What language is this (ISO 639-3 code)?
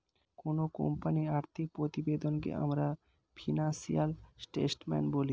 ben